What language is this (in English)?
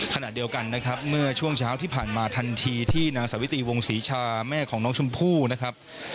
Thai